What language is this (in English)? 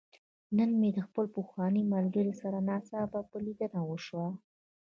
Pashto